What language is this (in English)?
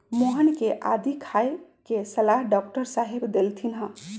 Magahi